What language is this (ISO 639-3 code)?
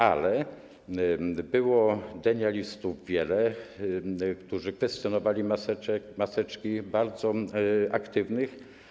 pol